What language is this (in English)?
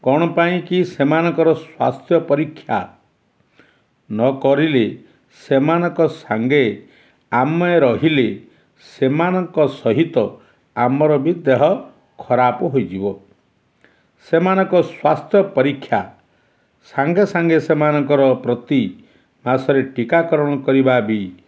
Odia